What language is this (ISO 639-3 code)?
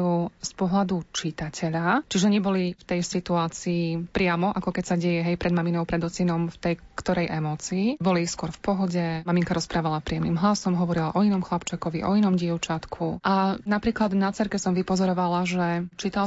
slk